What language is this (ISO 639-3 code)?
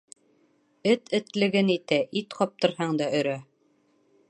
bak